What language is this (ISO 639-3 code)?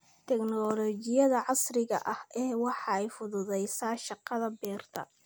som